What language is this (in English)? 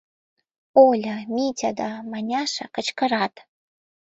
Mari